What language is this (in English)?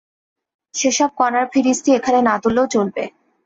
Bangla